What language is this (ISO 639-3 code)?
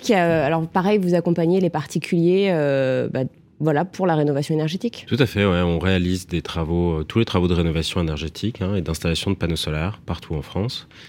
fra